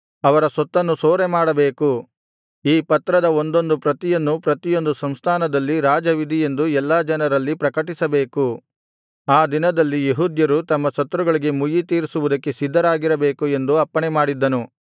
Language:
Kannada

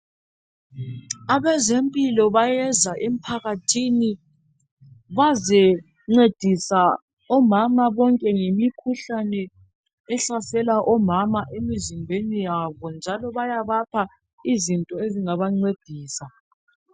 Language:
North Ndebele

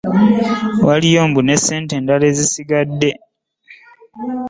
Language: Ganda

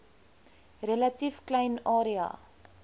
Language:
Afrikaans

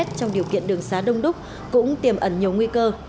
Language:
Vietnamese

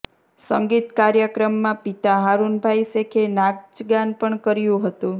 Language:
Gujarati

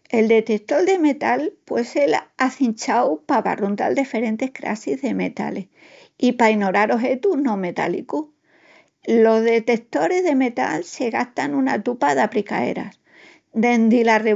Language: Extremaduran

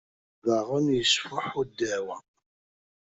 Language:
Kabyle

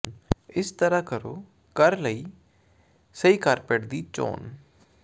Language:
Punjabi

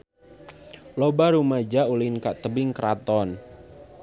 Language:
Sundanese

